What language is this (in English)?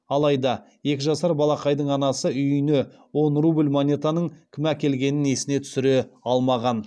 Kazakh